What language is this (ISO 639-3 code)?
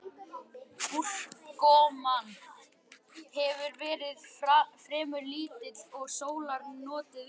isl